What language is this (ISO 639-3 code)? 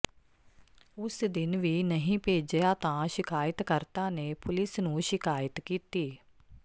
pan